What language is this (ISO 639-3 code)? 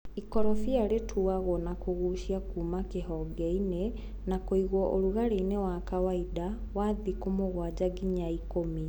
kik